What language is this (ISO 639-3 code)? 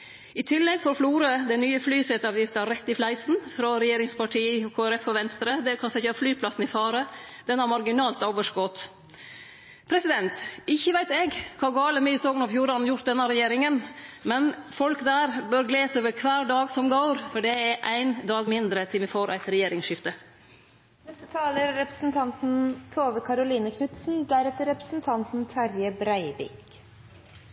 nno